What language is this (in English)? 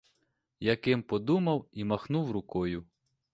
Ukrainian